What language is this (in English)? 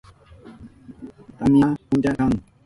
Southern Pastaza Quechua